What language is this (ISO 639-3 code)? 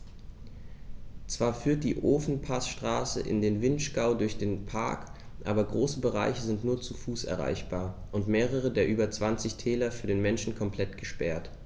deu